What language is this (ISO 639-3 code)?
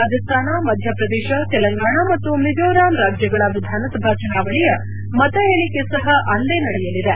kan